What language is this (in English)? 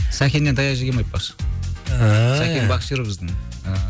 Kazakh